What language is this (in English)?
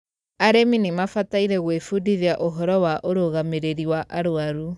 Kikuyu